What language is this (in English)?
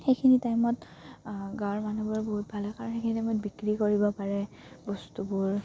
Assamese